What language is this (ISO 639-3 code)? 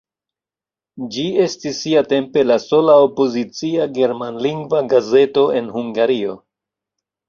epo